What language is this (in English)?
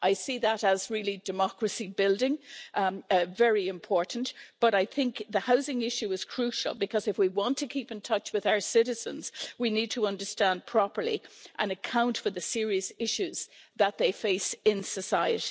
English